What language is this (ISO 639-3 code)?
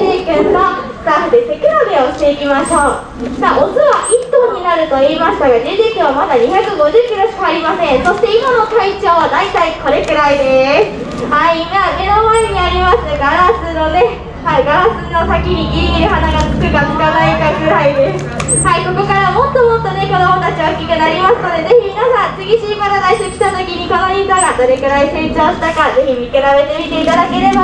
jpn